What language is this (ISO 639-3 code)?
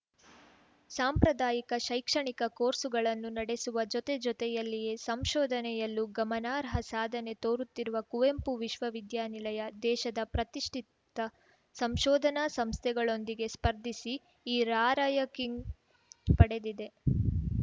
kan